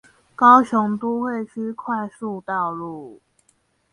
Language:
Chinese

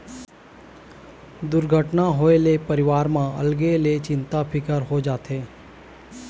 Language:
Chhattisgarhi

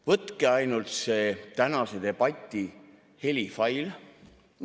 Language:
Estonian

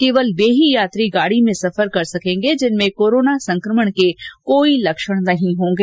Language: Hindi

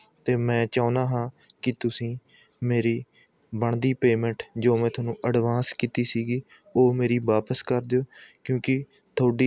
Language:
Punjabi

